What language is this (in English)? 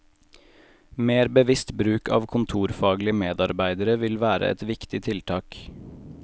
Norwegian